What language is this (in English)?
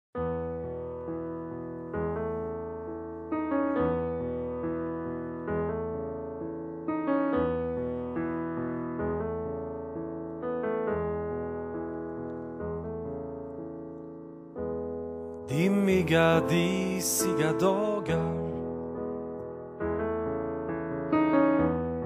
Swedish